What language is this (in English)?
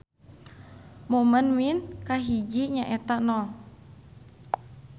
Sundanese